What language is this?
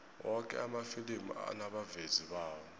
South Ndebele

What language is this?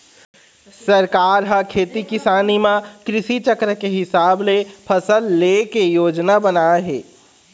Chhattisgarhi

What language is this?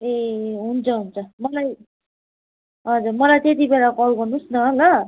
Nepali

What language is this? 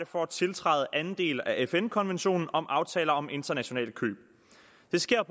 Danish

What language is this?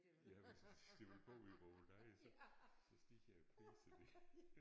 Danish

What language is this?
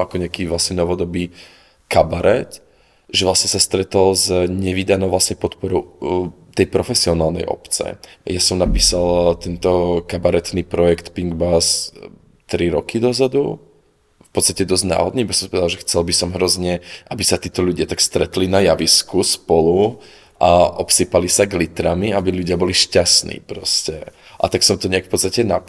Slovak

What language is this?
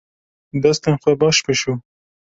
Kurdish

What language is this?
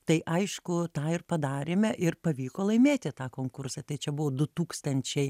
Lithuanian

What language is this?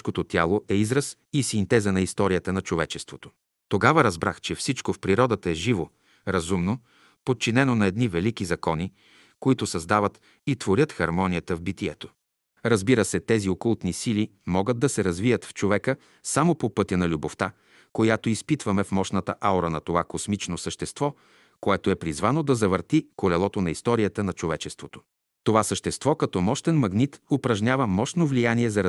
Bulgarian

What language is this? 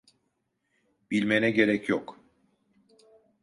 Turkish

